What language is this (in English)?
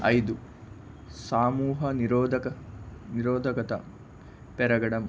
Telugu